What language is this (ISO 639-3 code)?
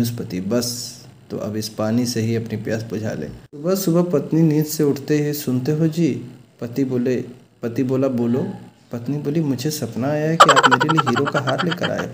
hin